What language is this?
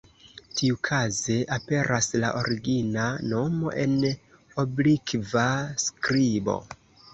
Esperanto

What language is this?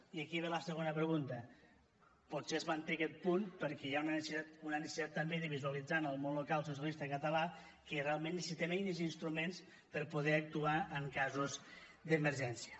Catalan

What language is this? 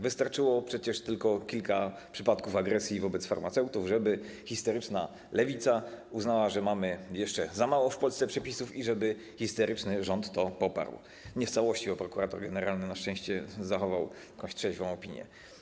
Polish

